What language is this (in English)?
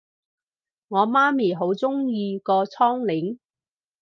Cantonese